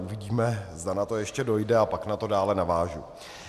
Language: Czech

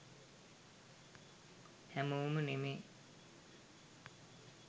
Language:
Sinhala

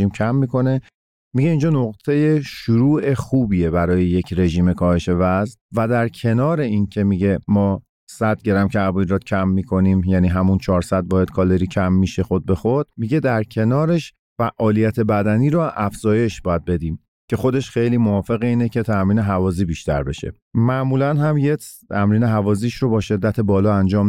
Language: Persian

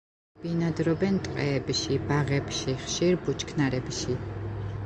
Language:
Georgian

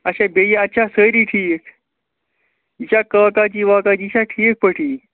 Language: Kashmiri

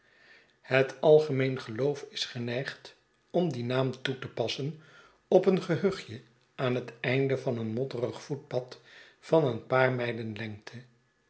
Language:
Dutch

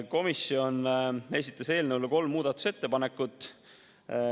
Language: Estonian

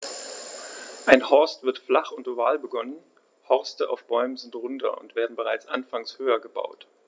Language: German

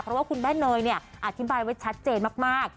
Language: Thai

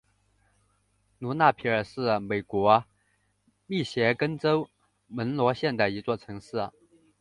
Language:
Chinese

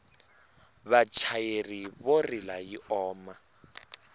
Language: Tsonga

